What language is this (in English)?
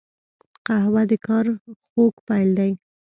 Pashto